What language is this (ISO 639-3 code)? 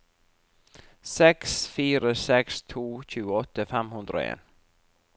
nor